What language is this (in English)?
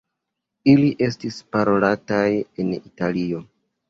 Esperanto